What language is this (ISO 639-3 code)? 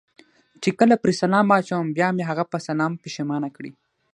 pus